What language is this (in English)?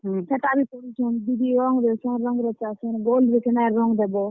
Odia